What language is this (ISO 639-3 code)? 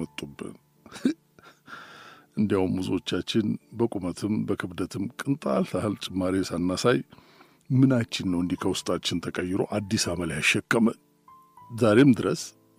amh